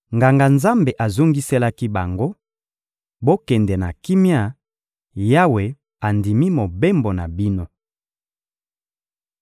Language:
Lingala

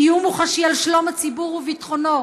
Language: Hebrew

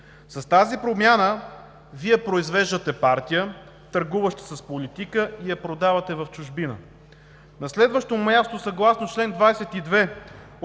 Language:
Bulgarian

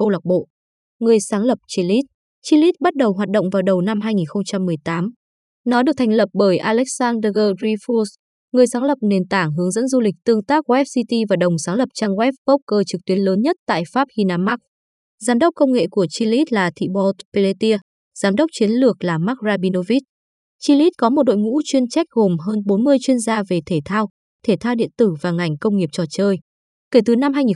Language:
Vietnamese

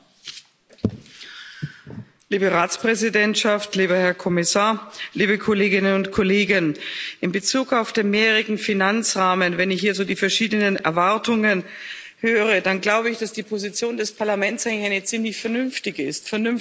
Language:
German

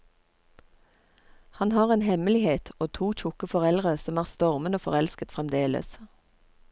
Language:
Norwegian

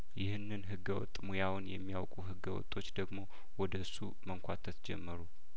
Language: Amharic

